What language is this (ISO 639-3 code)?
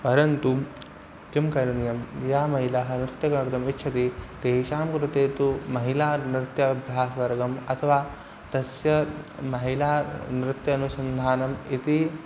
san